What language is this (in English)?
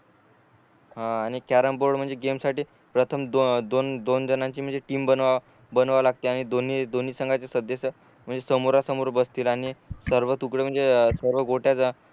Marathi